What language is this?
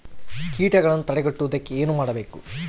Kannada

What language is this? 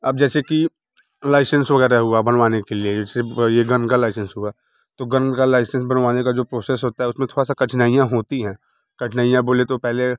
Hindi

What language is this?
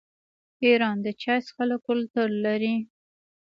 Pashto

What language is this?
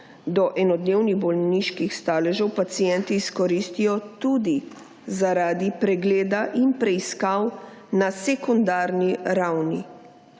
Slovenian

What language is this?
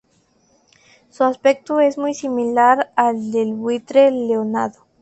Spanish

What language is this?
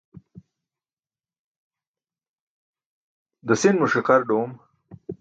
Burushaski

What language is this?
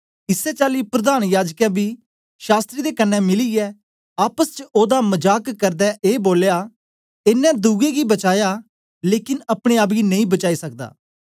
Dogri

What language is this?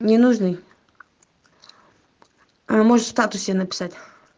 Russian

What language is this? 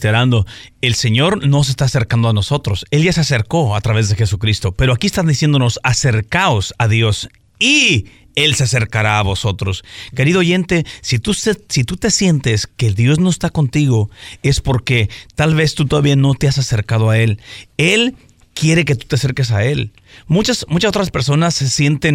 Spanish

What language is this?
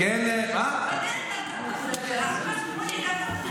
Hebrew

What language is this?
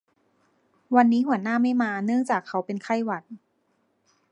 Thai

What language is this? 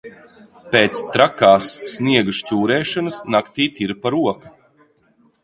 Latvian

